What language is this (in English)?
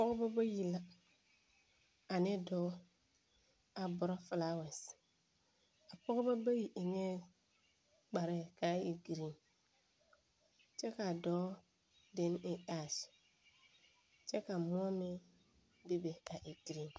Southern Dagaare